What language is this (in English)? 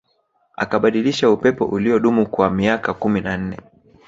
Swahili